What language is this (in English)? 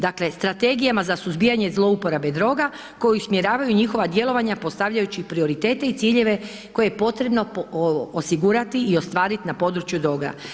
Croatian